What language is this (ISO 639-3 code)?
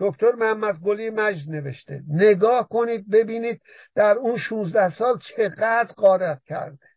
fas